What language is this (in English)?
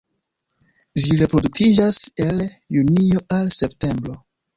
Esperanto